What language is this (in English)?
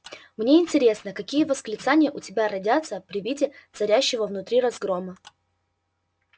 Russian